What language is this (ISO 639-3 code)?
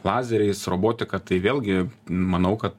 lit